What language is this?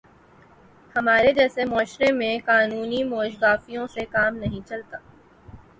Urdu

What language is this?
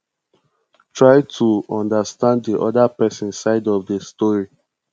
Nigerian Pidgin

